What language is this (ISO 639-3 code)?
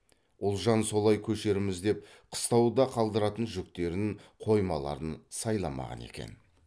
kaz